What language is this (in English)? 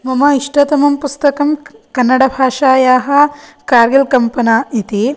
Sanskrit